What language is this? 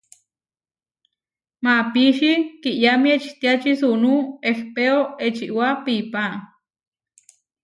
Huarijio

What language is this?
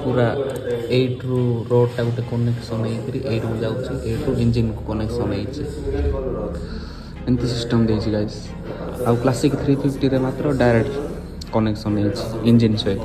Hindi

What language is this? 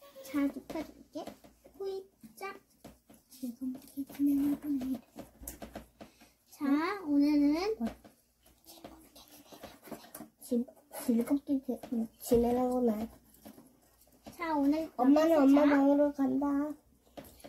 Korean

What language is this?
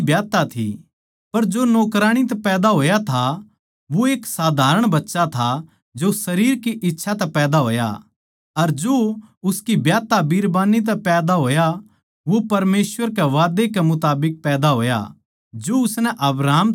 Haryanvi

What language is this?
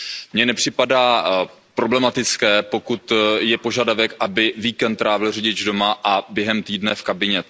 Czech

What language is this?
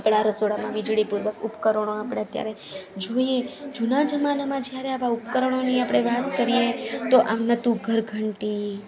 Gujarati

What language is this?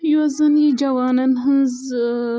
Kashmiri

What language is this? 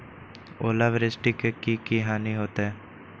Magahi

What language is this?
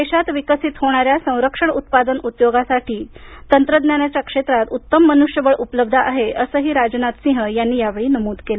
Marathi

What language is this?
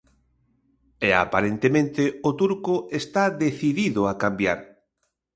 Galician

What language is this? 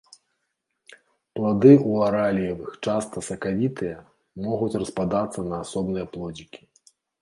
Belarusian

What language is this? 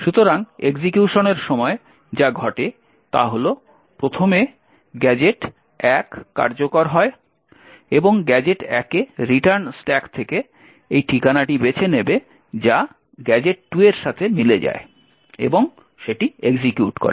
Bangla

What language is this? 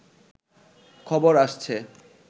Bangla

